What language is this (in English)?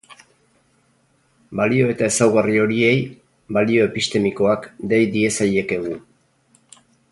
Basque